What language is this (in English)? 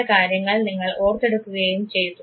Malayalam